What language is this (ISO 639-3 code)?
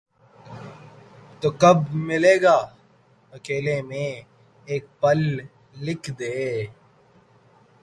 urd